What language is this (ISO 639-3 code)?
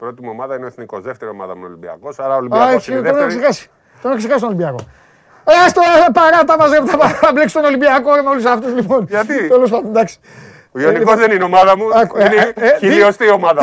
ell